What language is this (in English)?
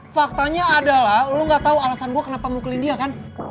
Indonesian